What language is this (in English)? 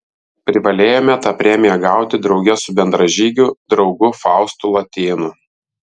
Lithuanian